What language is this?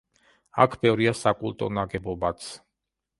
Georgian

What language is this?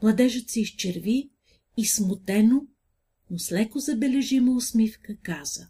Bulgarian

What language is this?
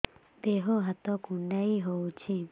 Odia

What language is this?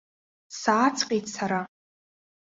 Abkhazian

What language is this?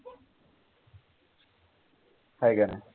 Marathi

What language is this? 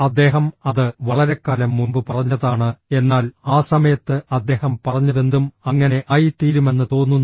Malayalam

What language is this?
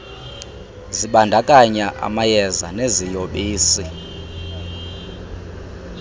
Xhosa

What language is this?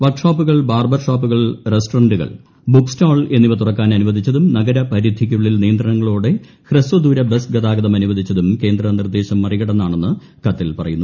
Malayalam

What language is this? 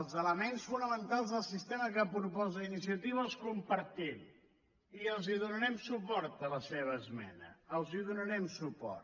Catalan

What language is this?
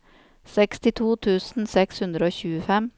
Norwegian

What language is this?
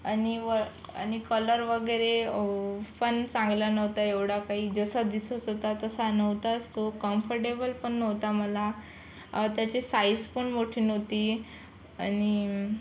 Marathi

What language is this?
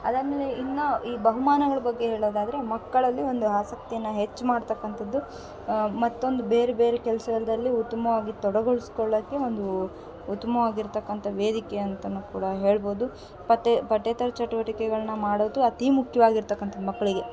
Kannada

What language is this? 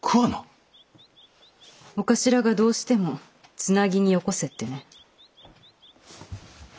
Japanese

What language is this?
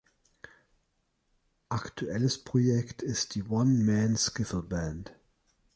German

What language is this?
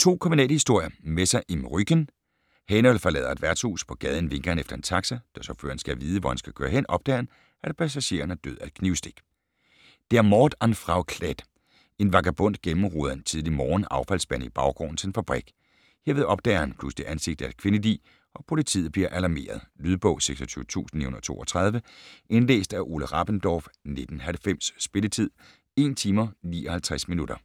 Danish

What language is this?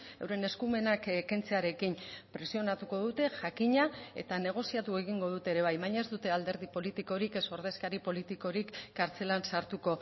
Basque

